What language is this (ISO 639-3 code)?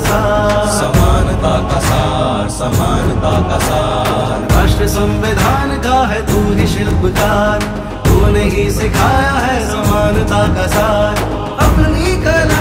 hin